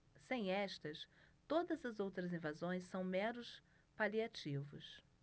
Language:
Portuguese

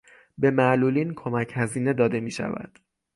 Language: Persian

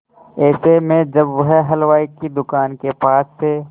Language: Hindi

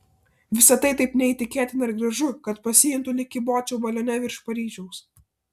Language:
Lithuanian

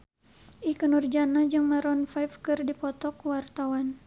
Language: Sundanese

